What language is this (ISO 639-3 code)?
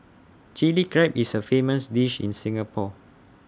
eng